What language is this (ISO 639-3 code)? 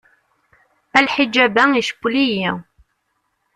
kab